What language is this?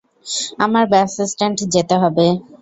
Bangla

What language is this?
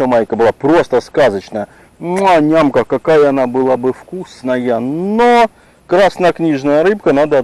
Russian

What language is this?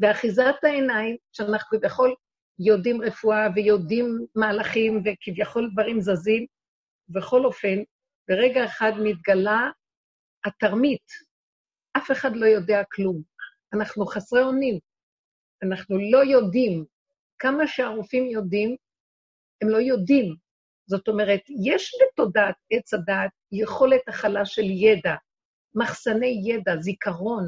Hebrew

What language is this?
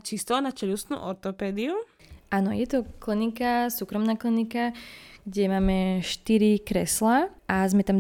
Slovak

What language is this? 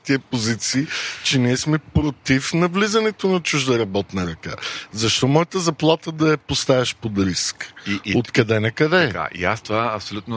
Bulgarian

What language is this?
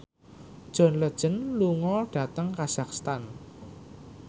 Javanese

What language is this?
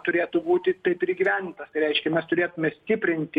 Lithuanian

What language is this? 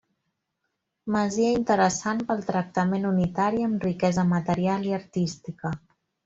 Catalan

